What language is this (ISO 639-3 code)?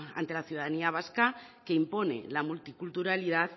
spa